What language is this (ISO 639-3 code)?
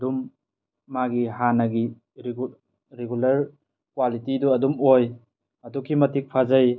mni